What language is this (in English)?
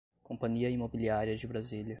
Portuguese